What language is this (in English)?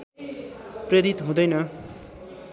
Nepali